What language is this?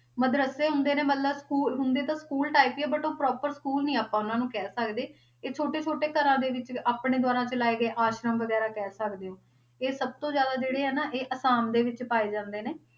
Punjabi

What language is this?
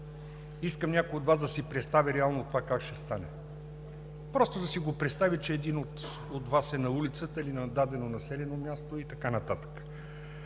Bulgarian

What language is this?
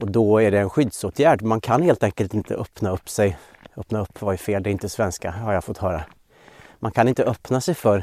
Swedish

